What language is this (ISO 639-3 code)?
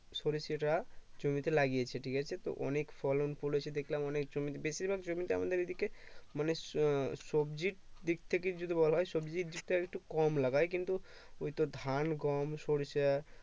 ben